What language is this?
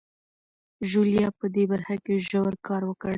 Pashto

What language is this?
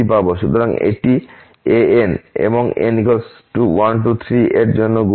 Bangla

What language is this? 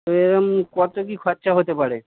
Bangla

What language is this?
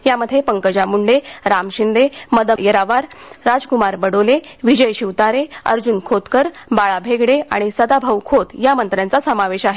Marathi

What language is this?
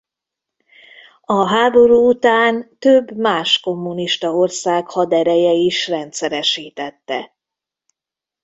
Hungarian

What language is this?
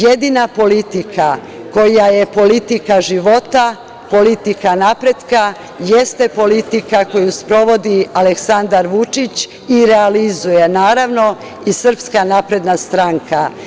Serbian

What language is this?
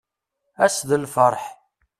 Kabyle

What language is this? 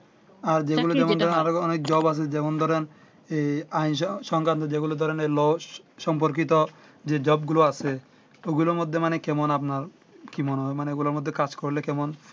Bangla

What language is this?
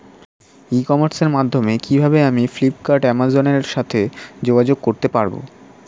Bangla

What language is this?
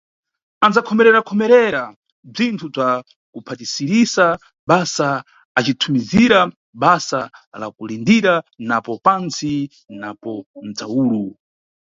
Nyungwe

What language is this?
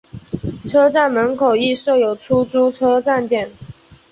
Chinese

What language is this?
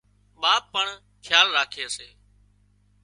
Wadiyara Koli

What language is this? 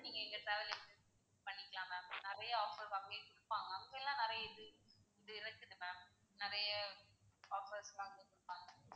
Tamil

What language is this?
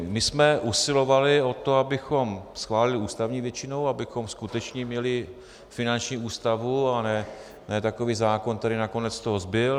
Czech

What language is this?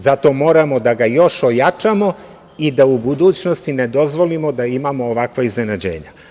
Serbian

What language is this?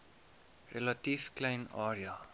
Afrikaans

